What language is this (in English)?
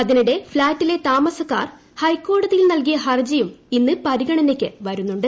Malayalam